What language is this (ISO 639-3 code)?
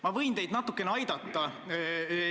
est